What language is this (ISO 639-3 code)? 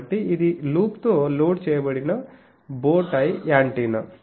tel